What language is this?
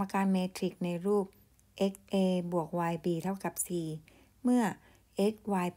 Thai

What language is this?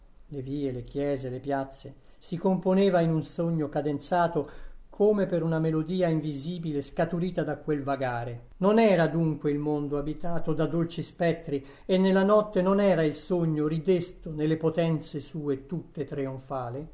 Italian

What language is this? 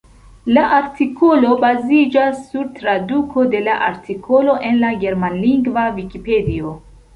Esperanto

